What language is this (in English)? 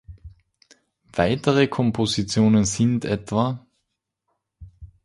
German